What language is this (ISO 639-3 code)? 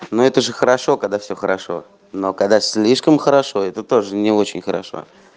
rus